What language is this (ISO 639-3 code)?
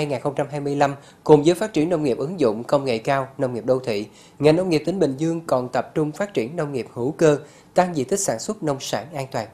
vie